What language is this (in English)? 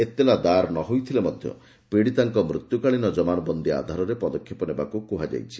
Odia